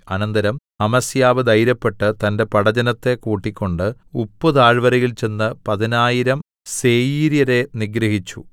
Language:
Malayalam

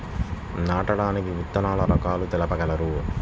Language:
Telugu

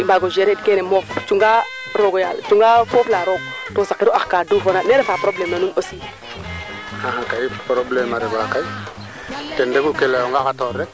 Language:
Serer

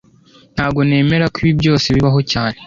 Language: Kinyarwanda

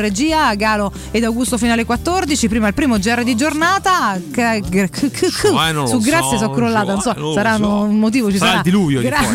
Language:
Italian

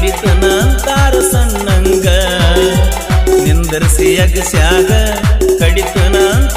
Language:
Arabic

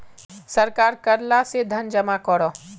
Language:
Magahi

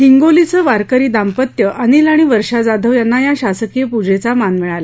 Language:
Marathi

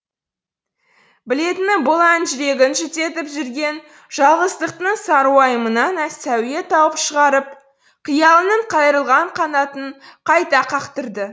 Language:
Kazakh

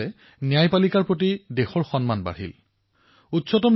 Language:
Assamese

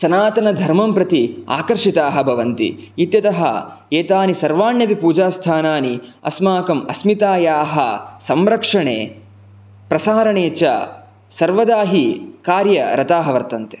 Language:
Sanskrit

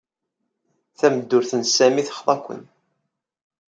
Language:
Kabyle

